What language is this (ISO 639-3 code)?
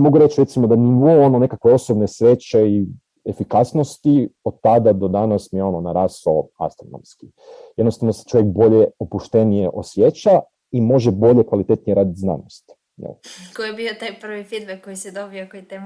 hrv